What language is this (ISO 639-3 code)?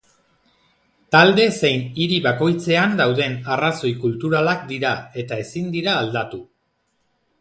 eus